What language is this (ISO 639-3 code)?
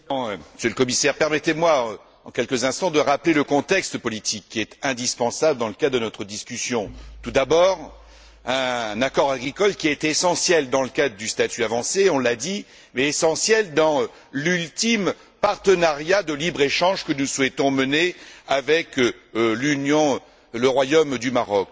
fra